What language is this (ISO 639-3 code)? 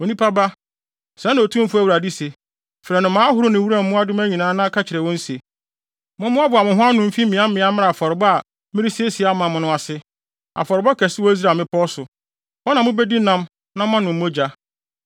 aka